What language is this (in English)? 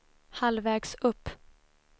Swedish